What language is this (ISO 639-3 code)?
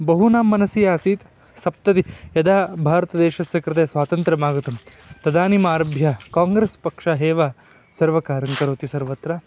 san